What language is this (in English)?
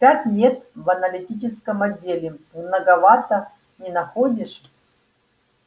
Russian